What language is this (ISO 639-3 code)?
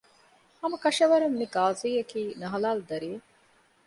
div